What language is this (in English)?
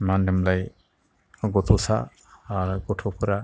Bodo